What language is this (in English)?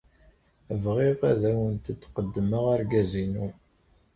Kabyle